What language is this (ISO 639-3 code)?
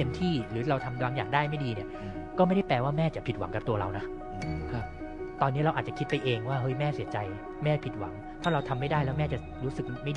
tha